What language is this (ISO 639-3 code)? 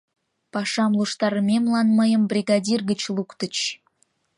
chm